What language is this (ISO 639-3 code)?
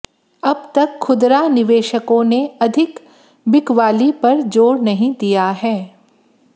hin